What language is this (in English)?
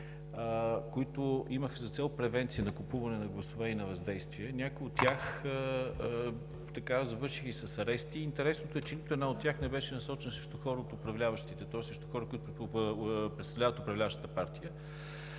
Bulgarian